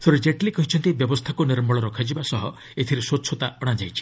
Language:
Odia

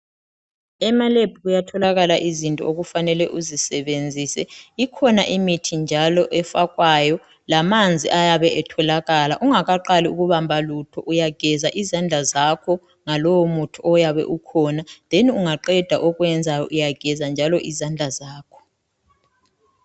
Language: North Ndebele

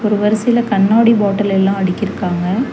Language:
Tamil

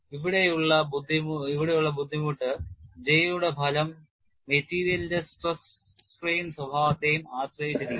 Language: Malayalam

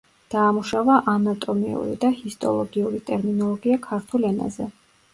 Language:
Georgian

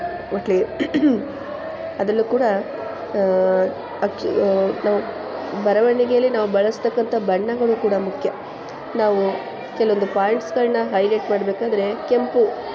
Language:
Kannada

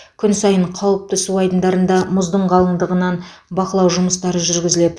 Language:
Kazakh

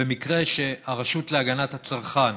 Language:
Hebrew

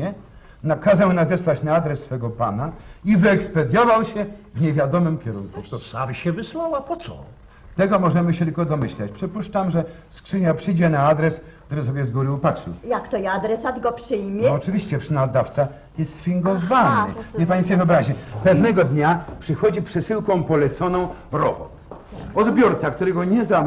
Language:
Polish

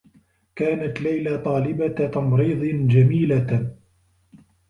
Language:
Arabic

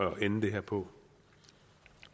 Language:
Danish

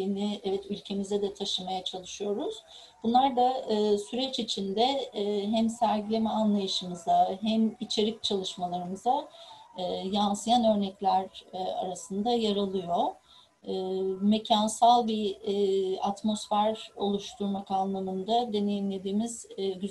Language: Turkish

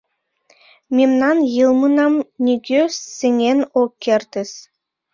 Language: Mari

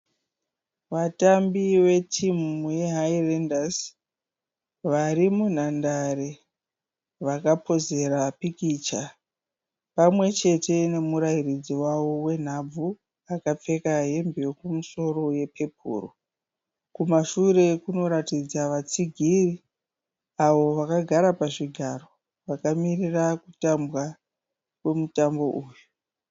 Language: Shona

